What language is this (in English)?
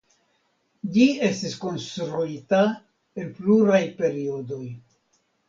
Esperanto